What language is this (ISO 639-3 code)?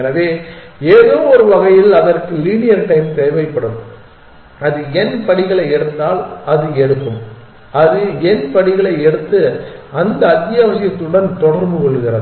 tam